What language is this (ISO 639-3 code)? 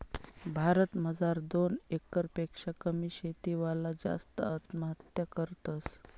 mar